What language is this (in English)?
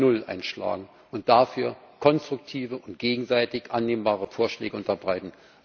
German